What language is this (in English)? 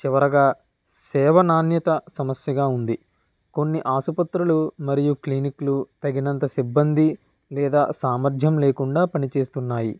Telugu